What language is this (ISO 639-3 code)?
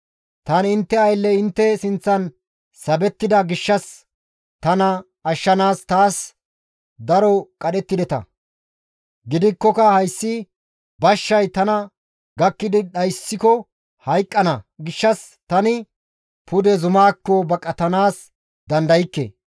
gmv